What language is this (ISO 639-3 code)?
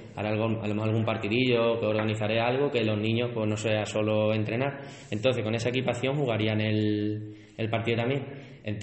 spa